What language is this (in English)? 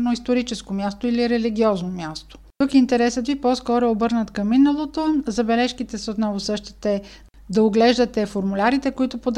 Bulgarian